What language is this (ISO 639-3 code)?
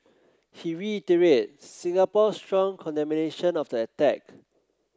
eng